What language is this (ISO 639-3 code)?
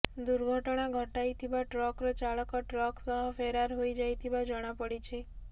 ori